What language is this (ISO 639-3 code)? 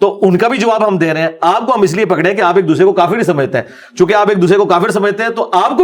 urd